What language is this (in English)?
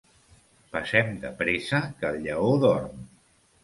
Catalan